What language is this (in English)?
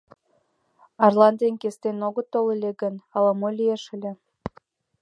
Mari